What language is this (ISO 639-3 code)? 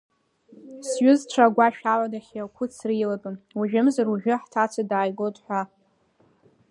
abk